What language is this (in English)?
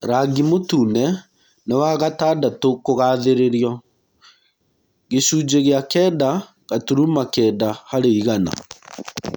Kikuyu